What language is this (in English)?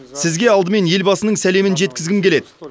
Kazakh